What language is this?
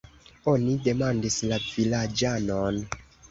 Esperanto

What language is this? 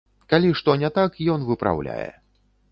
Belarusian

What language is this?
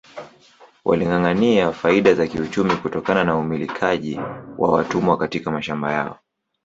Swahili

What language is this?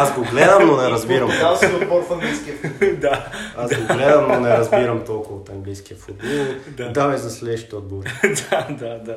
Bulgarian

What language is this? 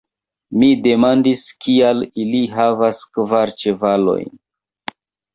Esperanto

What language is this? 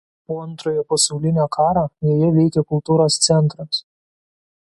Lithuanian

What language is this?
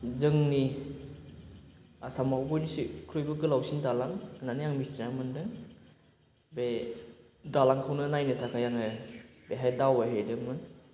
Bodo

